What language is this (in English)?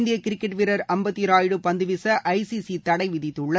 Tamil